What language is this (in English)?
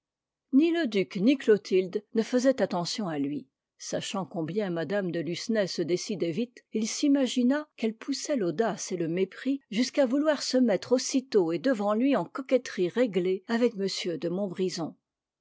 French